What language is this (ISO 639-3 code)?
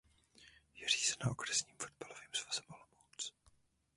ces